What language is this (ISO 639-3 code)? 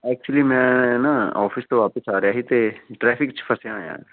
pan